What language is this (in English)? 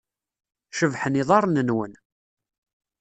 Kabyle